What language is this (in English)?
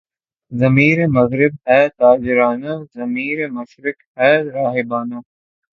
Urdu